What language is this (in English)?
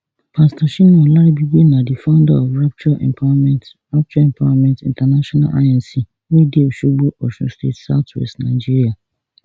Nigerian Pidgin